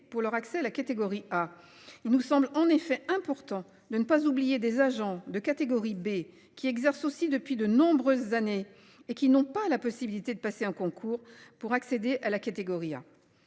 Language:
French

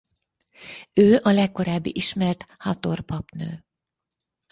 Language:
Hungarian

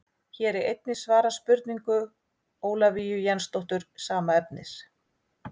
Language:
Icelandic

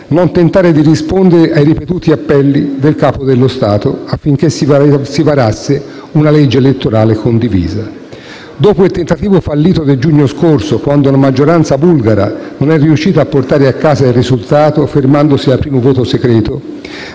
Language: Italian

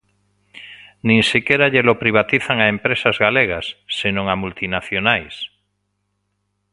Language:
Galician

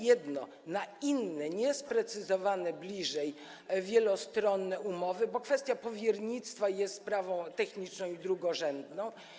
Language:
Polish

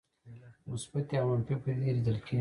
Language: Pashto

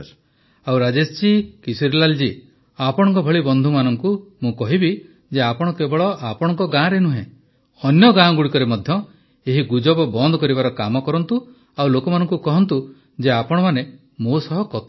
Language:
Odia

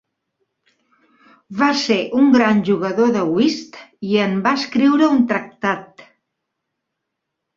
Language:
Catalan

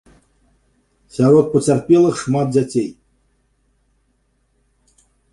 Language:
Belarusian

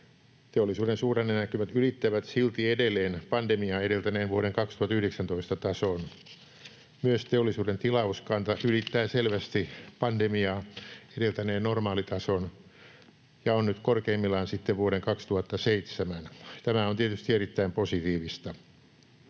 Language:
Finnish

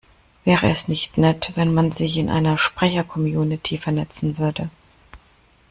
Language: German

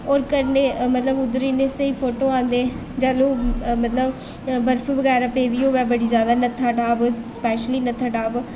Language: Dogri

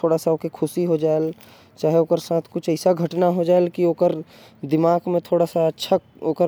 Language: Korwa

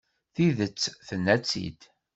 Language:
Kabyle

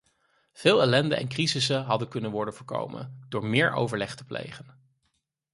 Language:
Dutch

